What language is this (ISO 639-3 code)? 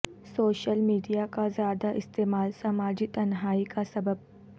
urd